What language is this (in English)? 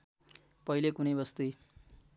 Nepali